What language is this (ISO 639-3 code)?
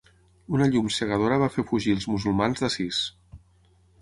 cat